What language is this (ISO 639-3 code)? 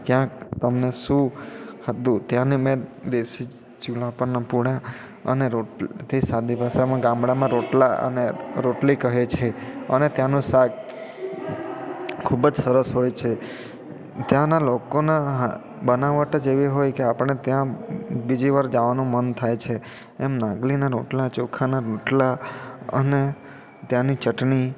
guj